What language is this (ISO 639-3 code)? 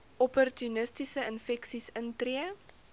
afr